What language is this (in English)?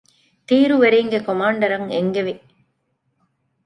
Divehi